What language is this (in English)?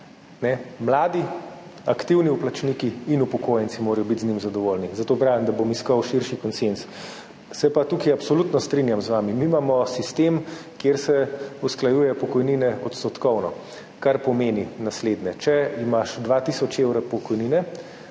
Slovenian